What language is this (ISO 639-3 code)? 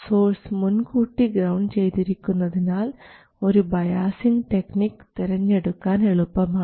mal